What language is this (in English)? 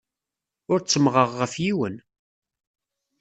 Kabyle